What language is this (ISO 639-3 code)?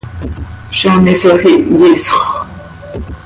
sei